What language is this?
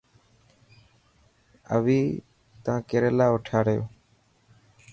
Dhatki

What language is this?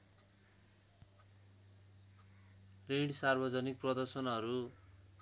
Nepali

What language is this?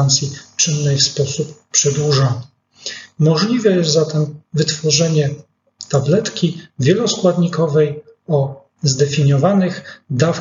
Polish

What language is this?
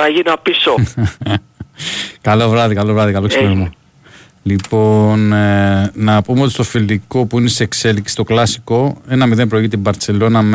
Greek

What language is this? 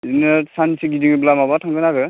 Bodo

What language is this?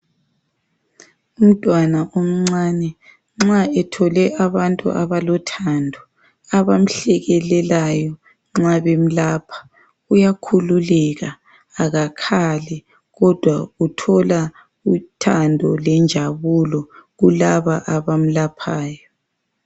North Ndebele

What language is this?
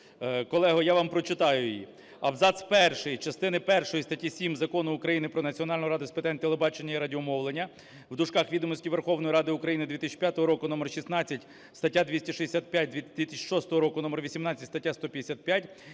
Ukrainian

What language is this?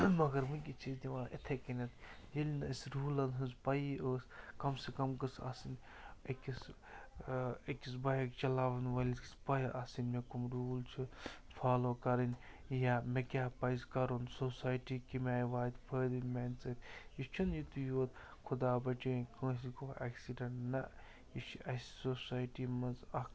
Kashmiri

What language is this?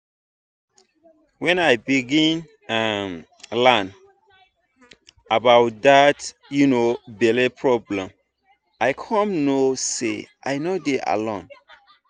Nigerian Pidgin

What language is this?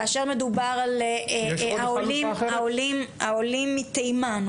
Hebrew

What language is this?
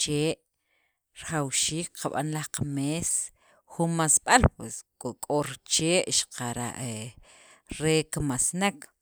Sacapulteco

